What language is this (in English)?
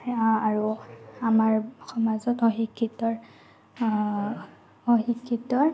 Assamese